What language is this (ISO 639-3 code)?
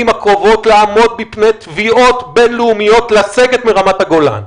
heb